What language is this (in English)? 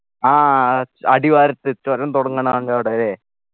Malayalam